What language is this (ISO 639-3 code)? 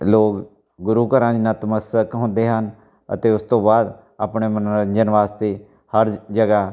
pan